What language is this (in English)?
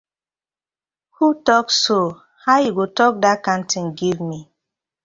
Nigerian Pidgin